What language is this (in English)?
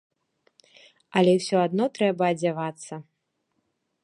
Belarusian